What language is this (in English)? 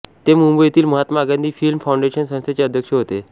Marathi